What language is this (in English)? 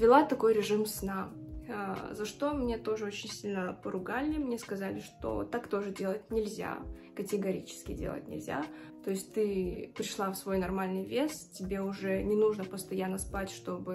Russian